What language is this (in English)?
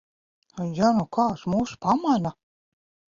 Latvian